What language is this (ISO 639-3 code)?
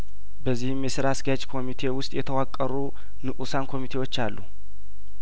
amh